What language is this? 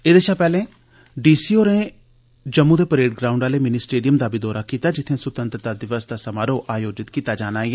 Dogri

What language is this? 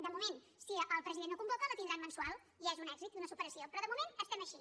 Catalan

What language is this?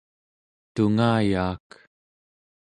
Central Yupik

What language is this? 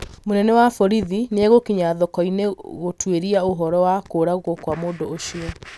Kikuyu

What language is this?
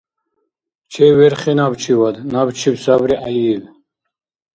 Dargwa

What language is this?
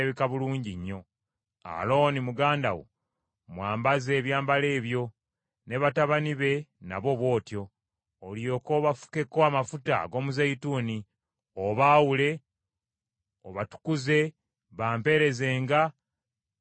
Ganda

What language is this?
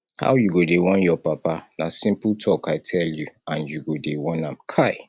Nigerian Pidgin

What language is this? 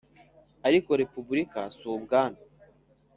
Kinyarwanda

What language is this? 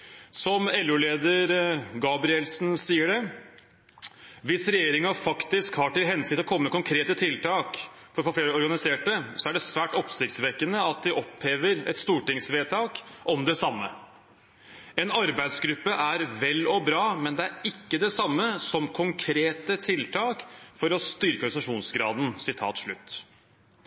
Norwegian Bokmål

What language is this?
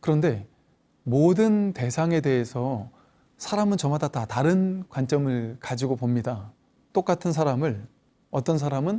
Korean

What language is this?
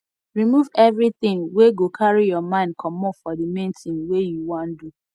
Nigerian Pidgin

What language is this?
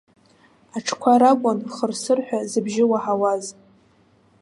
Abkhazian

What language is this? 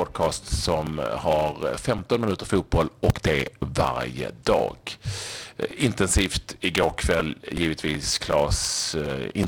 Swedish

